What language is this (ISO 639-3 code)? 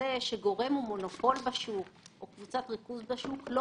heb